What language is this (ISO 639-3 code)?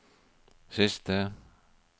nor